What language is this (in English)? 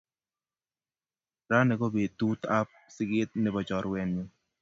Kalenjin